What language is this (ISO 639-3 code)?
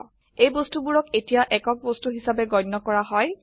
asm